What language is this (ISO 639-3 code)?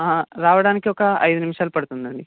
tel